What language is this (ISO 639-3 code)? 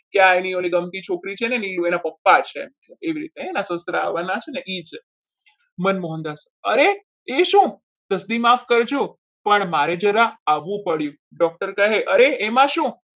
guj